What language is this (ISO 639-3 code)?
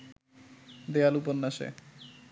ben